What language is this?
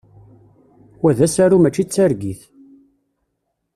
Kabyle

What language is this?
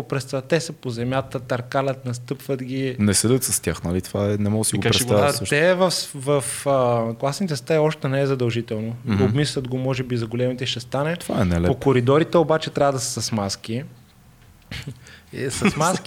Bulgarian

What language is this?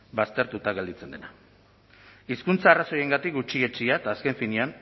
Basque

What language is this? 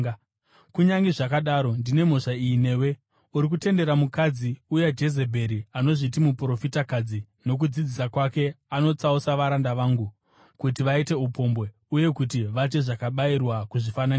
Shona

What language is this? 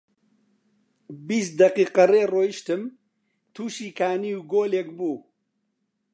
Central Kurdish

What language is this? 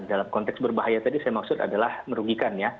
Indonesian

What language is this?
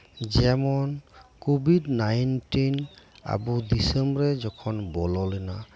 Santali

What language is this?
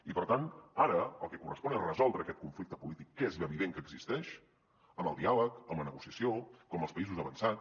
Catalan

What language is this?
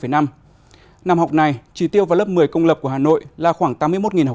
Vietnamese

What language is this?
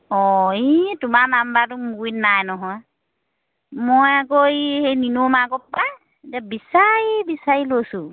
Assamese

